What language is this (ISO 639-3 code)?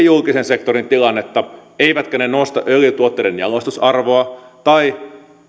fin